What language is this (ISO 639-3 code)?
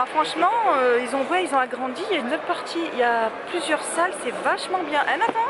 fra